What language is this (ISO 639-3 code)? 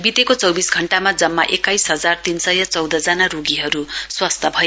nep